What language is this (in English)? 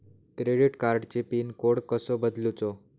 Marathi